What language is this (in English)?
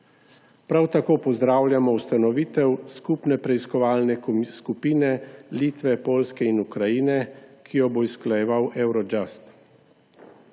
Slovenian